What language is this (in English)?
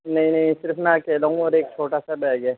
Urdu